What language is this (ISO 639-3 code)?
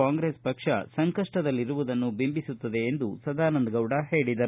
kan